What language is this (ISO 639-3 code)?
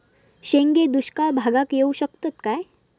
mar